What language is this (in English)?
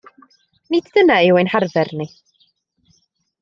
Welsh